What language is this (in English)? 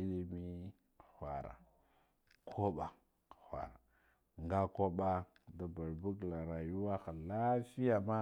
Guduf-Gava